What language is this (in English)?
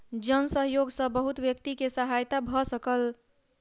Maithili